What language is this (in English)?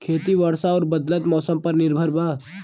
Bhojpuri